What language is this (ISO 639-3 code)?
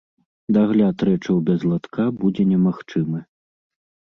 bel